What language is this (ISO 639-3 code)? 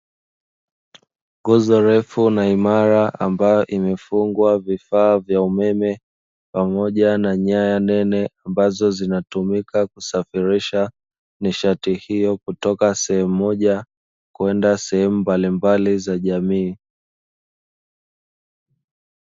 swa